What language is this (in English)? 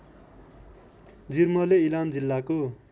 Nepali